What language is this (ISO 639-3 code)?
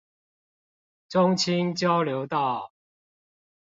zho